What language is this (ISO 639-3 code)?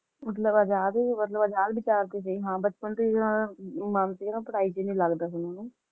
pan